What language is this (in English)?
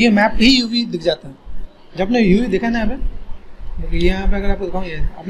Hindi